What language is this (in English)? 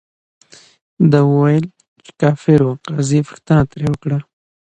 Pashto